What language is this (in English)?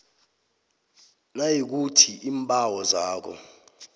South Ndebele